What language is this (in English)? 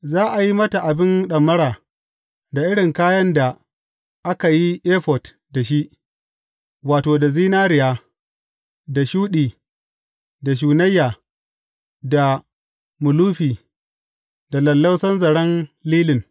Hausa